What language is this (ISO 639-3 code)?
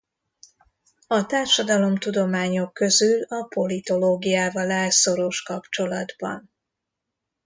hun